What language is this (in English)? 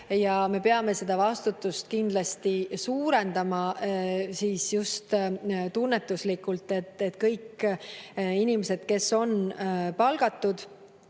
Estonian